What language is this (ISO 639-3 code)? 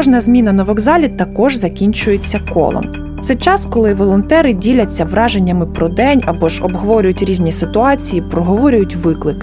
ukr